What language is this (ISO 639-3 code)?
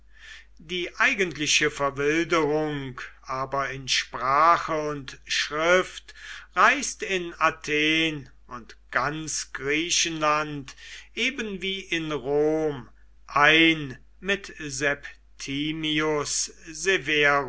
deu